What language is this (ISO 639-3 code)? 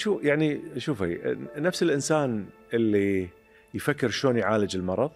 ara